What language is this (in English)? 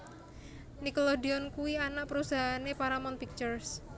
Javanese